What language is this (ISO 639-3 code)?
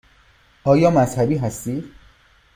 fas